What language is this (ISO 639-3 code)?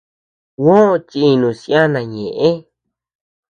cux